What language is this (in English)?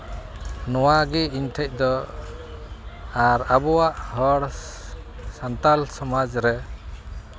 Santali